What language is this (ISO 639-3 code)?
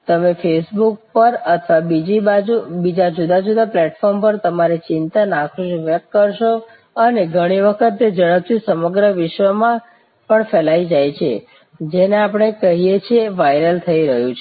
guj